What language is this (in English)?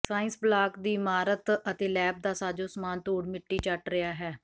Punjabi